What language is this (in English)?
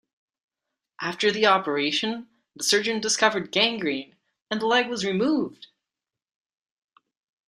English